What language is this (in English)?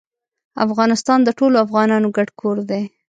Pashto